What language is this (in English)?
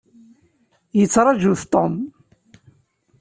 Kabyle